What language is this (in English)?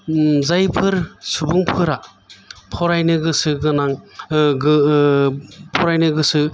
Bodo